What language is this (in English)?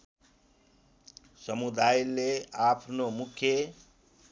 Nepali